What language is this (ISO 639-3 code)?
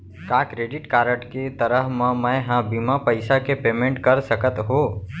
hne